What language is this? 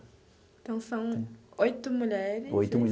Portuguese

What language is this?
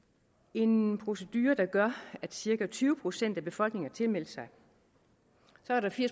Danish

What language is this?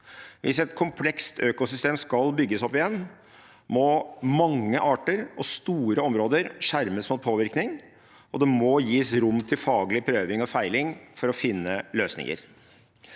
Norwegian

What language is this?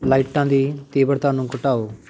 Punjabi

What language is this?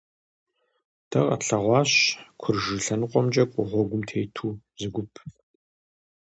Kabardian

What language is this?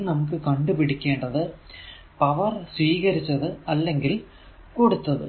Malayalam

